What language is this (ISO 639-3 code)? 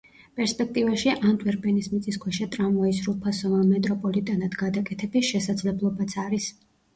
kat